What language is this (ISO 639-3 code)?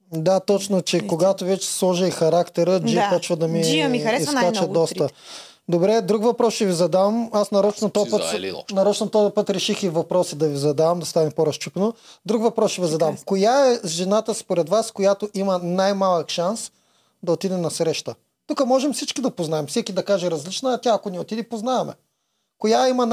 bul